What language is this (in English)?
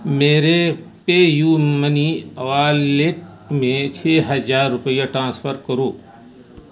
Urdu